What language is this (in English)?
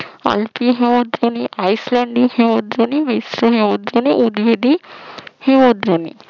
Bangla